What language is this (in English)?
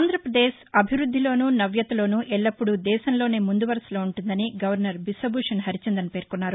Telugu